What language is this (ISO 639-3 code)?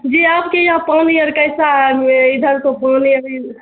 urd